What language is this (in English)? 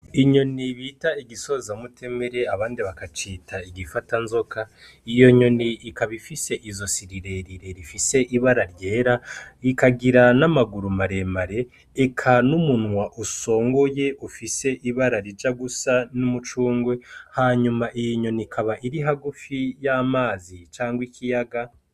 Rundi